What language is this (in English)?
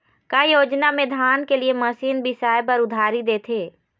Chhattisgarhi